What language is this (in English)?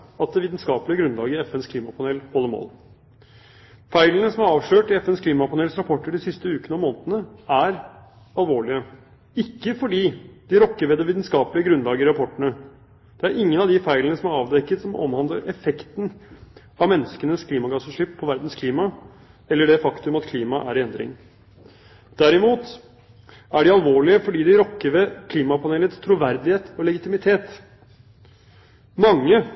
Norwegian Bokmål